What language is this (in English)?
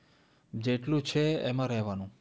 Gujarati